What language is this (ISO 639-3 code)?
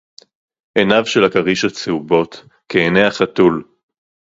heb